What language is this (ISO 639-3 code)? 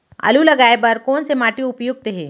hne